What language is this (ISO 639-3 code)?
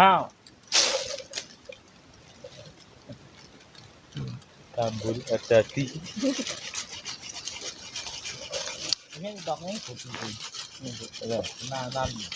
ind